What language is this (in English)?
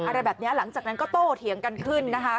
Thai